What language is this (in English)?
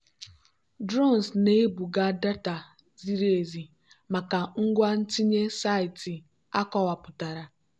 Igbo